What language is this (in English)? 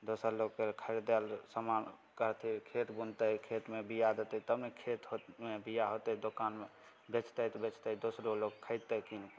Maithili